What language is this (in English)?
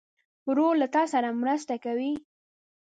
Pashto